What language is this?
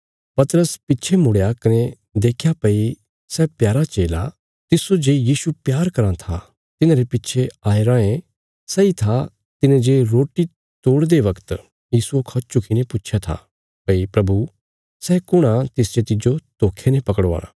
Bilaspuri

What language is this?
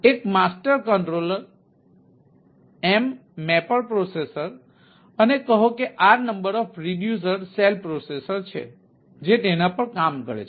Gujarati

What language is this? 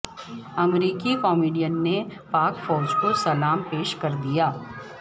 Urdu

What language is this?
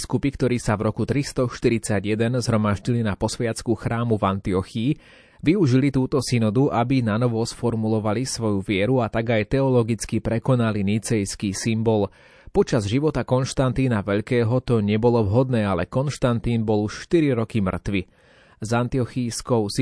Slovak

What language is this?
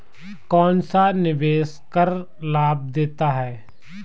Hindi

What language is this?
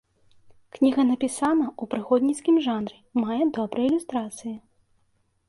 Belarusian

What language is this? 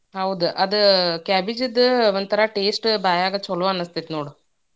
Kannada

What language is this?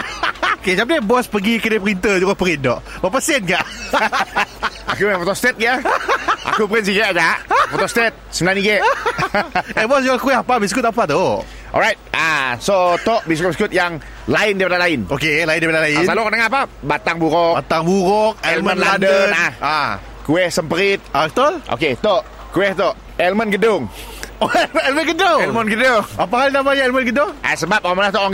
Malay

